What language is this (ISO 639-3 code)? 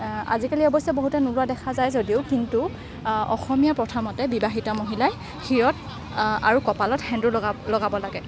asm